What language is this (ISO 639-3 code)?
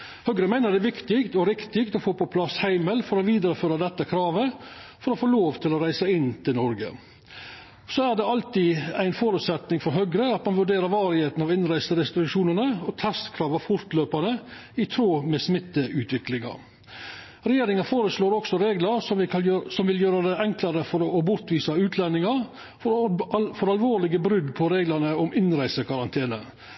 nno